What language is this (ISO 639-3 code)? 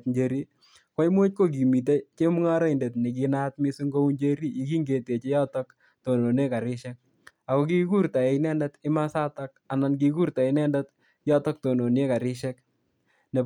kln